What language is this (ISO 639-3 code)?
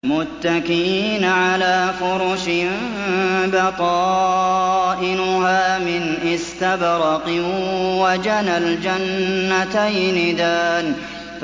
ara